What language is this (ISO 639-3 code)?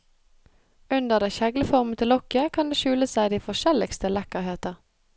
nor